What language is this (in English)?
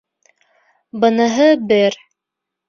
Bashkir